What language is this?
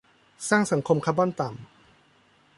Thai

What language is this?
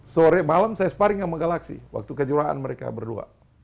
Indonesian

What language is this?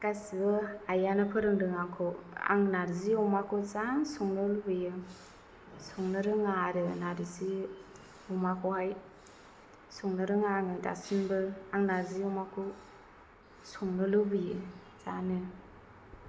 Bodo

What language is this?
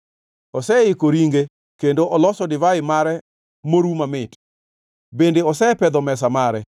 Luo (Kenya and Tanzania)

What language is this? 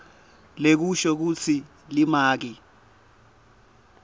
Swati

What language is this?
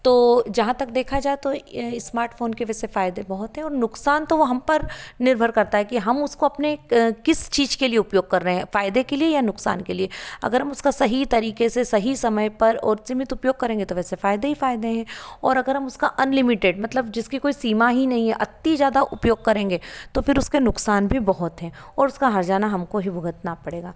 Hindi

